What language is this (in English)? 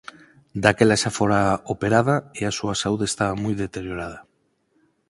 Galician